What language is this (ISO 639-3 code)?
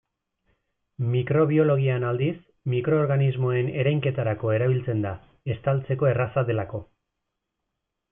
eus